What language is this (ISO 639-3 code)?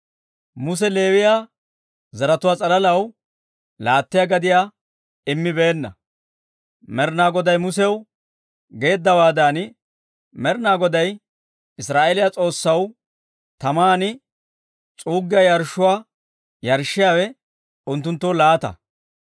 dwr